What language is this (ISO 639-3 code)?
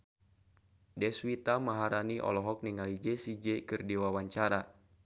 sun